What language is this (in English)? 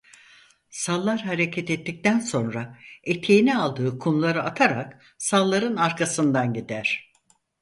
Turkish